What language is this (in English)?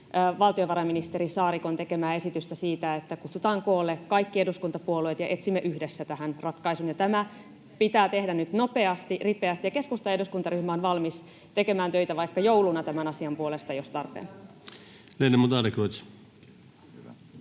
Finnish